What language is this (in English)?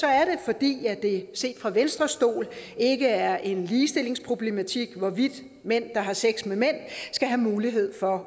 Danish